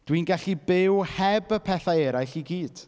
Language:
Welsh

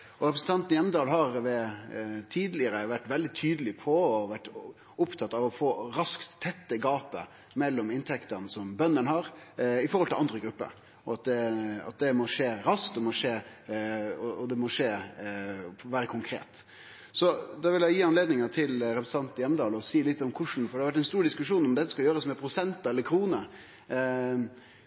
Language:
Norwegian Nynorsk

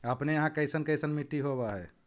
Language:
Magahi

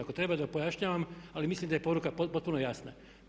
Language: Croatian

